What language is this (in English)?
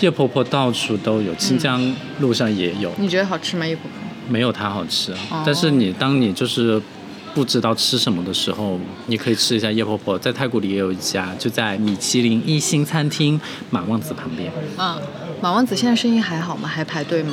Chinese